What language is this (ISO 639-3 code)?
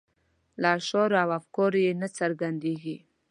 pus